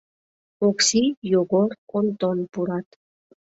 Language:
Mari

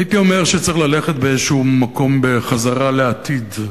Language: Hebrew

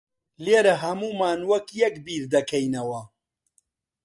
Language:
Central Kurdish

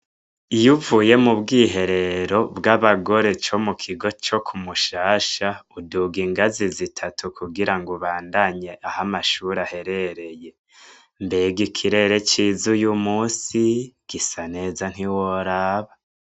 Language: Rundi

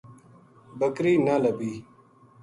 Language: Gujari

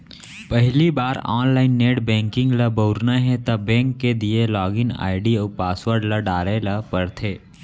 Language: Chhattisgarhi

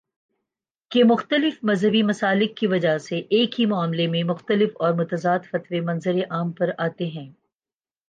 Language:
Urdu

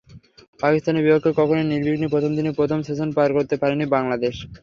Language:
Bangla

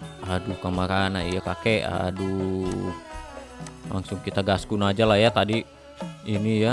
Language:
Indonesian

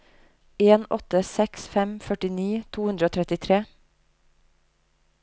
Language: Norwegian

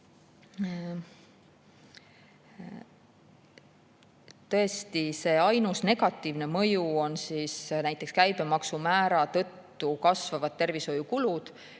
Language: Estonian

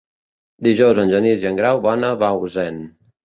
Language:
Catalan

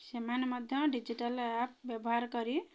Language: Odia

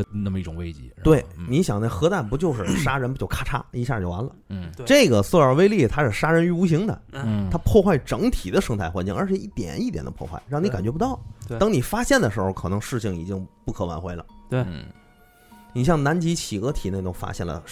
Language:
Chinese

